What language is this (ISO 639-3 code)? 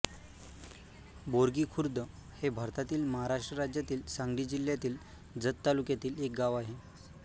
mar